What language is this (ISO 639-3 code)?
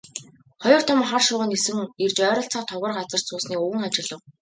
mon